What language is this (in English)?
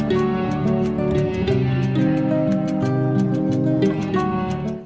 Vietnamese